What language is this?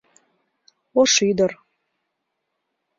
Mari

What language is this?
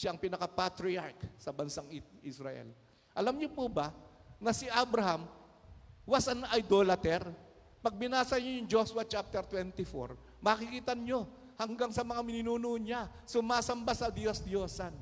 Filipino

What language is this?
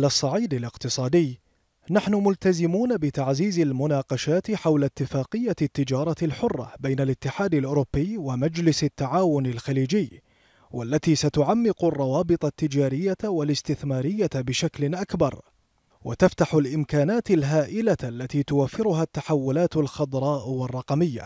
Arabic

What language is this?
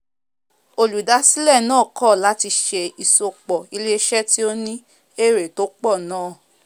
Yoruba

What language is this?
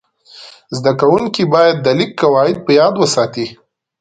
Pashto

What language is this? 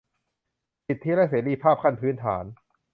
Thai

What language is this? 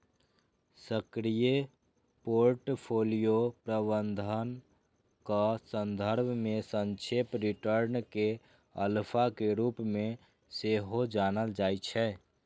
Maithili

